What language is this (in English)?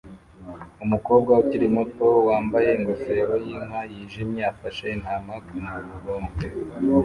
Kinyarwanda